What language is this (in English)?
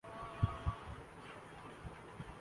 Urdu